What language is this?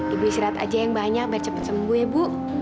Indonesian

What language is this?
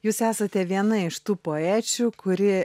Lithuanian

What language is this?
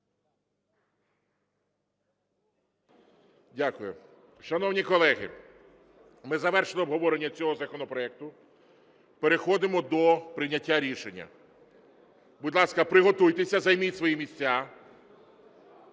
Ukrainian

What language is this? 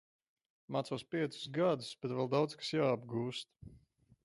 Latvian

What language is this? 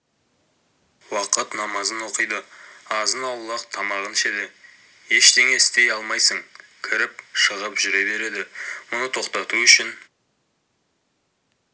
Kazakh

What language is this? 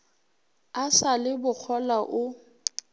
Northern Sotho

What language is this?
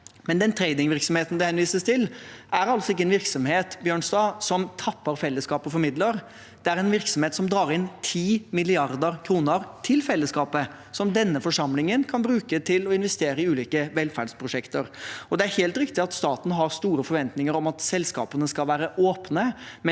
Norwegian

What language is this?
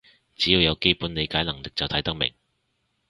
Cantonese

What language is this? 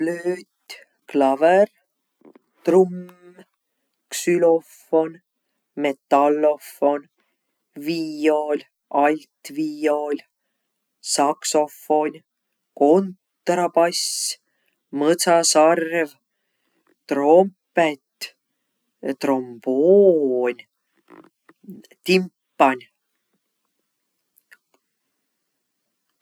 Võro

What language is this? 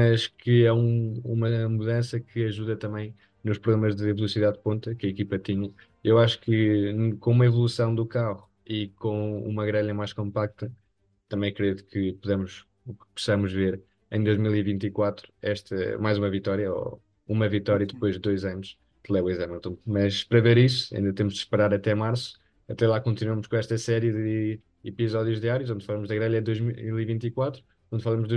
Portuguese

